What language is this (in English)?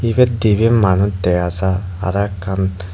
Chakma